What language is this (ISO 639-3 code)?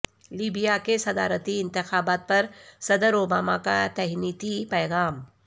urd